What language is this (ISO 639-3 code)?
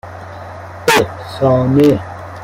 fas